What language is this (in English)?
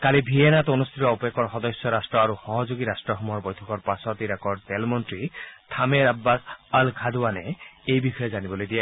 Assamese